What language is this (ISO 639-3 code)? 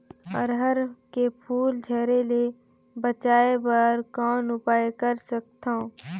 hne